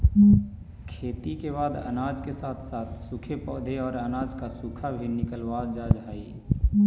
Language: Magahi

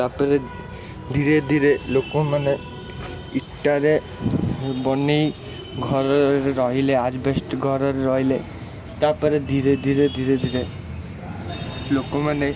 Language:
Odia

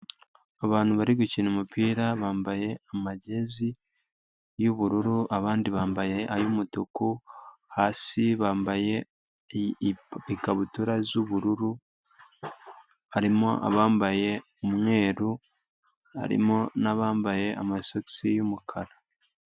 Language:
Kinyarwanda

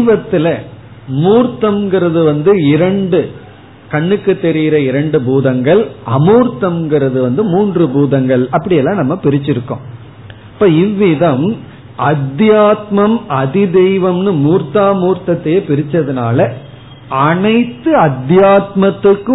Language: Tamil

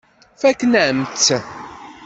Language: Kabyle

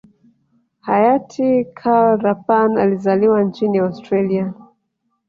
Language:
Swahili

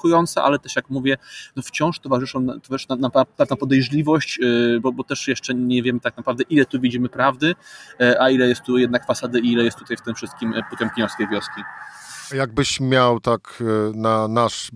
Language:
Polish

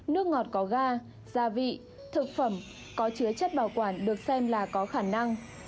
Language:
Vietnamese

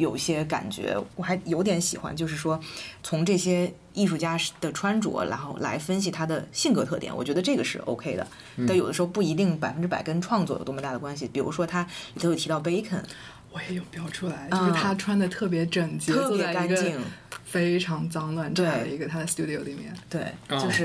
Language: Chinese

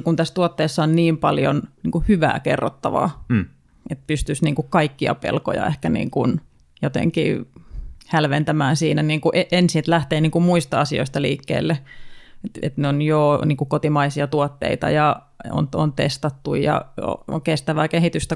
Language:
Finnish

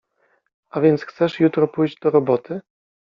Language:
Polish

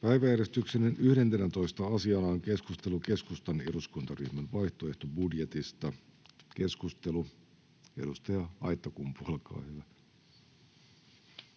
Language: Finnish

